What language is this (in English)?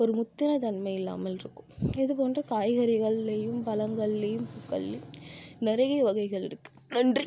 Tamil